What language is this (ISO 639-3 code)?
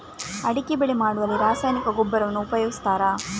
kan